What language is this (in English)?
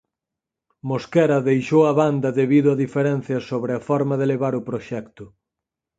Galician